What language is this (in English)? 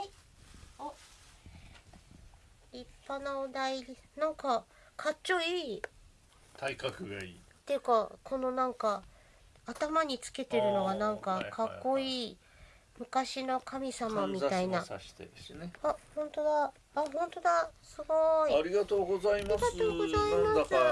Japanese